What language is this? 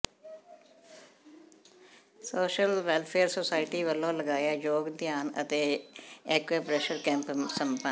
Punjabi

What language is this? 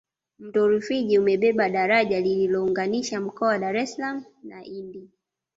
Swahili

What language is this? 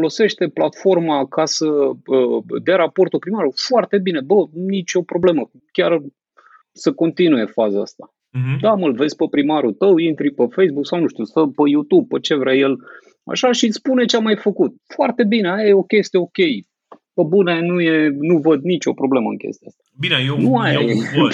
Romanian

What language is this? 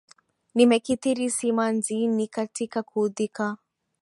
Swahili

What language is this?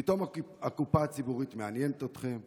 Hebrew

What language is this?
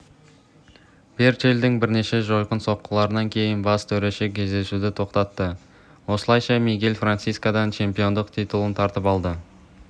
Kazakh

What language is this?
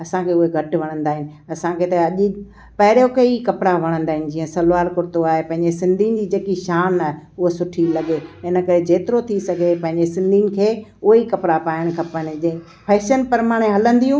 Sindhi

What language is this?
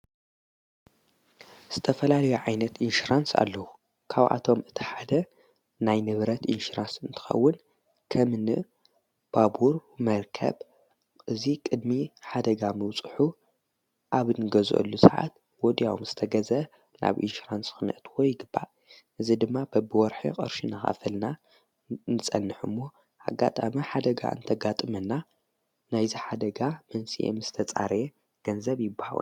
Tigrinya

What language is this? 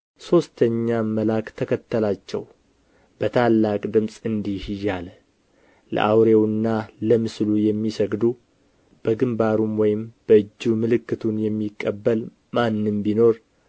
Amharic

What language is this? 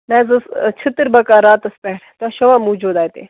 Kashmiri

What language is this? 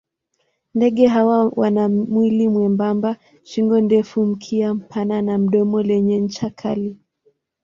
Swahili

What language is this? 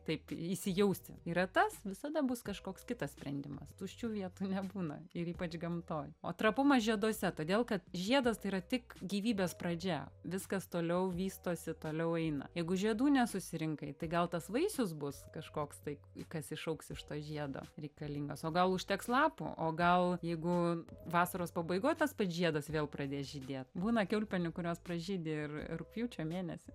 Lithuanian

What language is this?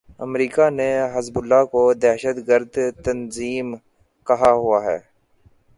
Urdu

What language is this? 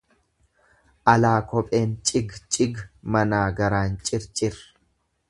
Oromo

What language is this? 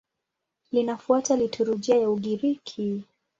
Swahili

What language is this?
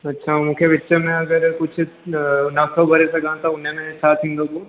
Sindhi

